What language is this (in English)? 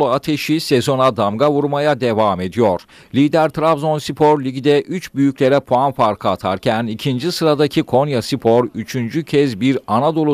Turkish